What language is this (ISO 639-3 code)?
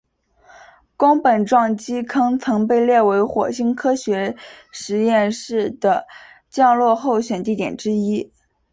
zho